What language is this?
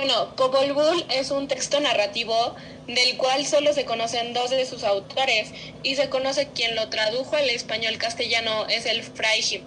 Spanish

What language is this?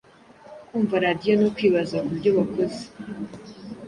Kinyarwanda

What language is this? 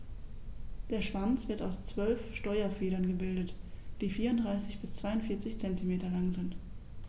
German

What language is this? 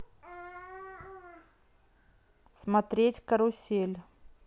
Russian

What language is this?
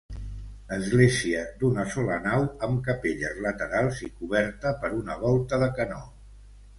Catalan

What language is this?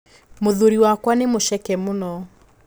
Kikuyu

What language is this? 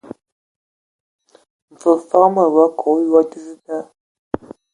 Ewondo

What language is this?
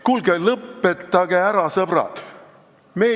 Estonian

